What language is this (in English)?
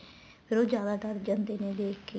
Punjabi